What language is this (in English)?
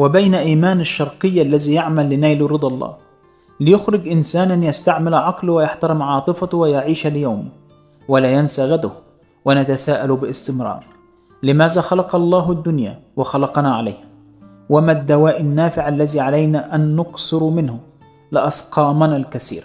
Arabic